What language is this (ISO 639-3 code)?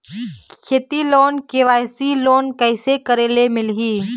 hne